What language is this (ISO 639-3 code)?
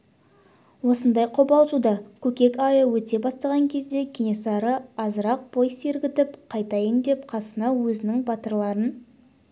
kaz